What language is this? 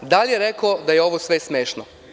Serbian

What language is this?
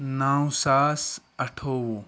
Kashmiri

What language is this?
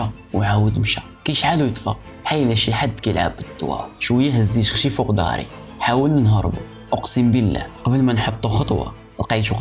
Arabic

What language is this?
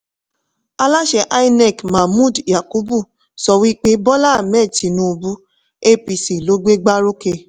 Yoruba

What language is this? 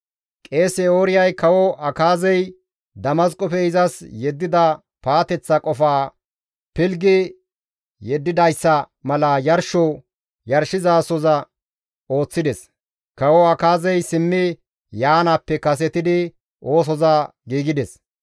Gamo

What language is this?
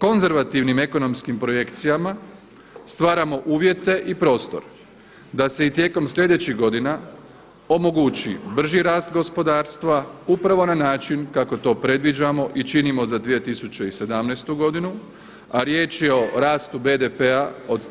Croatian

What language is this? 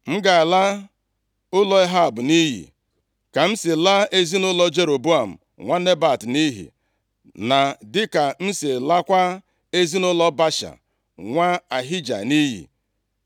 Igbo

